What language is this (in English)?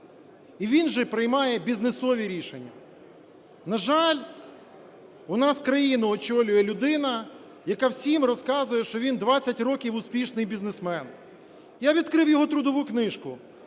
Ukrainian